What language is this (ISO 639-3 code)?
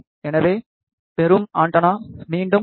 tam